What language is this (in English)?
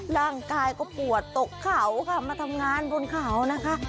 Thai